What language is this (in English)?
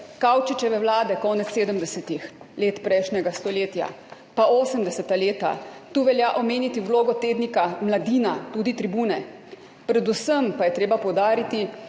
Slovenian